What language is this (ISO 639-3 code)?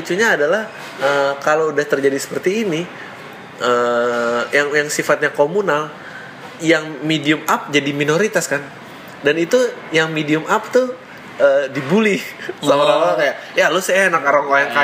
ind